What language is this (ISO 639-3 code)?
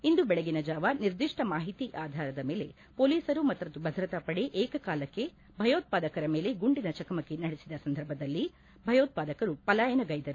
kan